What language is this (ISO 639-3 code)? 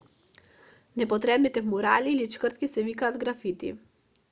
mkd